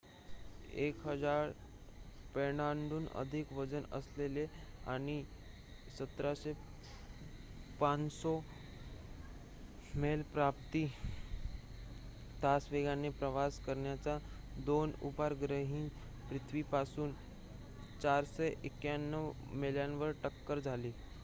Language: Marathi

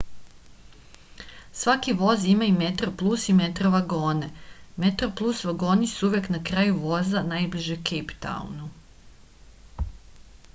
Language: Serbian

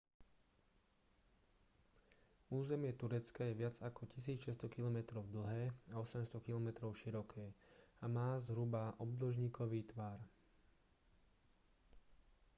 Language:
Slovak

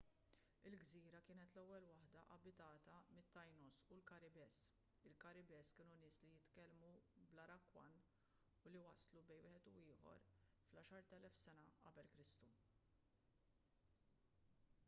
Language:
Maltese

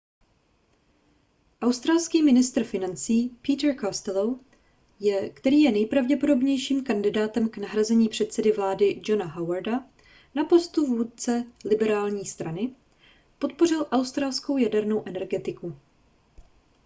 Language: Czech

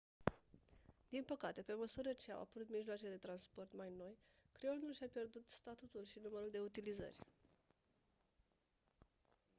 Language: Romanian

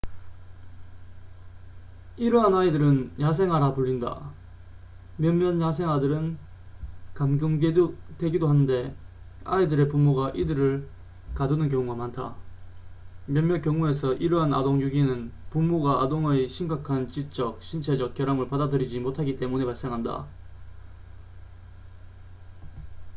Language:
Korean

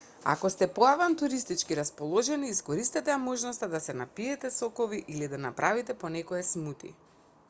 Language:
Macedonian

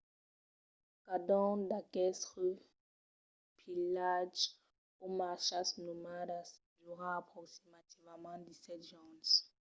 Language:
Occitan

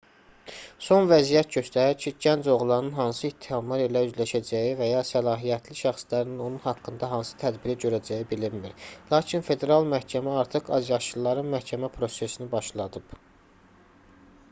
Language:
Azerbaijani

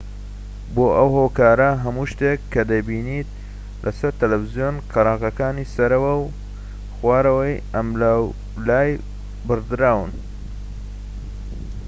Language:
Central Kurdish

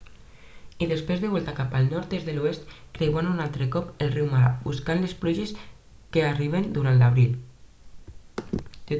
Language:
Catalan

